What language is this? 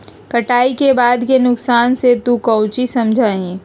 Magahi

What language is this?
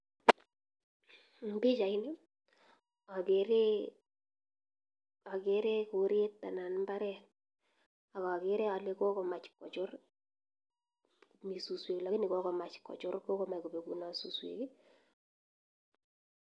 Kalenjin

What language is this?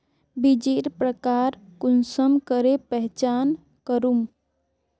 Magahi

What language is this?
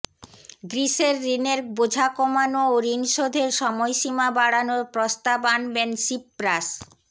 Bangla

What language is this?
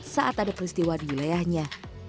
Indonesian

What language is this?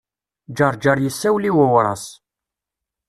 Kabyle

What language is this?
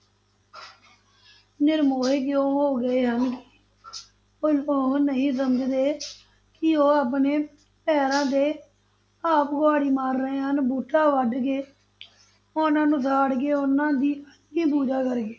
Punjabi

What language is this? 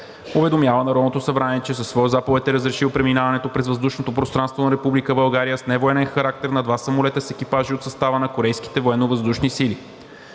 Bulgarian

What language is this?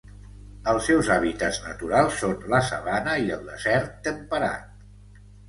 Catalan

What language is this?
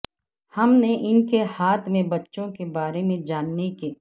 Urdu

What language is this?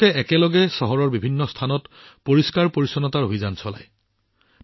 Assamese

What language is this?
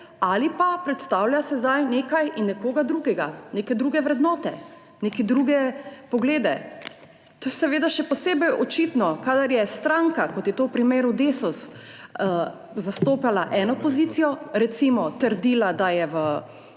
Slovenian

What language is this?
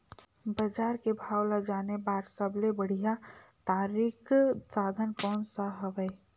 Chhattisgarhi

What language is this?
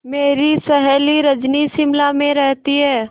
Hindi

